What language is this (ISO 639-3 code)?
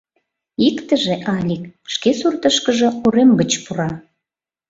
chm